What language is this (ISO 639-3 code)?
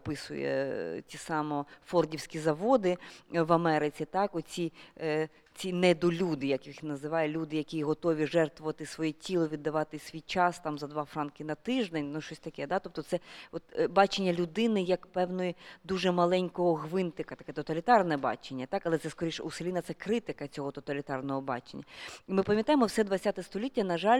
ukr